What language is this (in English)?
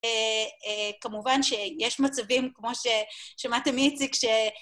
Hebrew